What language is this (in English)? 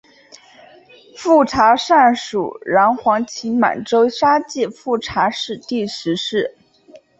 Chinese